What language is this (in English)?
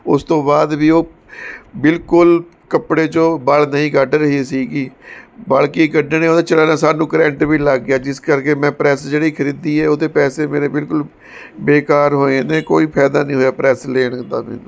Punjabi